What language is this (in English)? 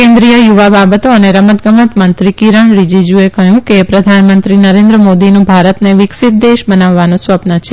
Gujarati